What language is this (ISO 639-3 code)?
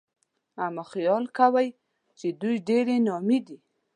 pus